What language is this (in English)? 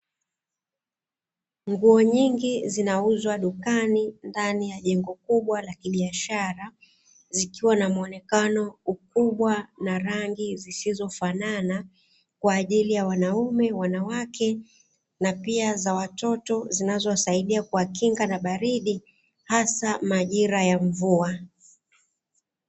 Swahili